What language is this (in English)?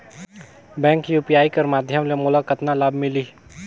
Chhattisgarhi